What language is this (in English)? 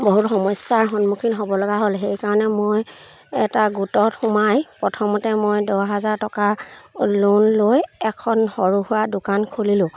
Assamese